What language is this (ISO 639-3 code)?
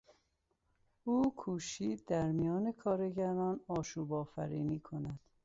fas